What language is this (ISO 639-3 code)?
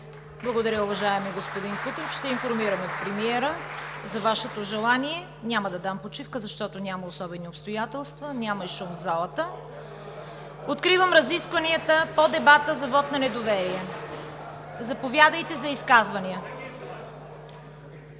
bul